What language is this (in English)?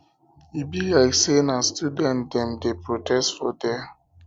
Nigerian Pidgin